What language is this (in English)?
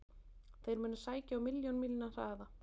Icelandic